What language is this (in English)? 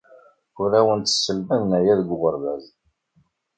Kabyle